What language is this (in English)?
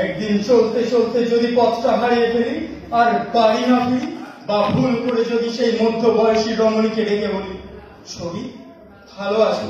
Turkish